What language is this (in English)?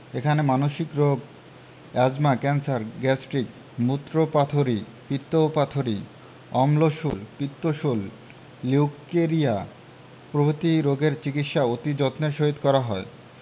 Bangla